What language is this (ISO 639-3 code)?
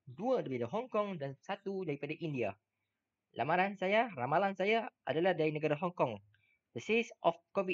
msa